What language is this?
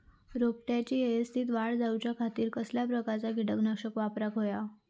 Marathi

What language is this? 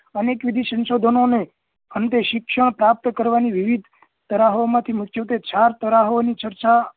Gujarati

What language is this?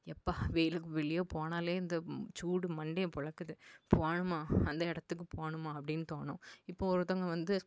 Tamil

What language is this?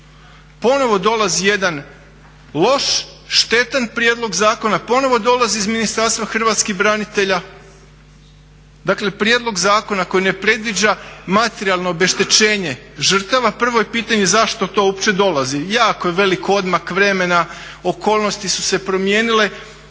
Croatian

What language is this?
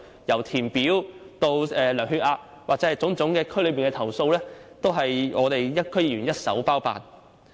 Cantonese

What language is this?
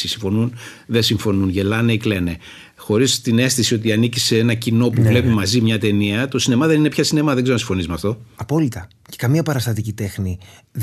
Greek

